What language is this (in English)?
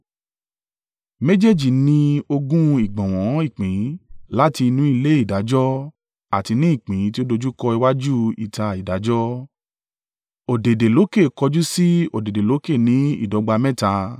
Yoruba